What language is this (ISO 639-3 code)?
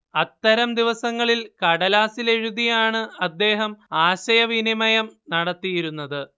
mal